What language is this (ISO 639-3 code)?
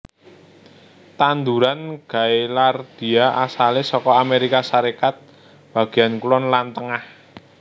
jav